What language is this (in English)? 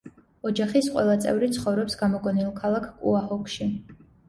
Georgian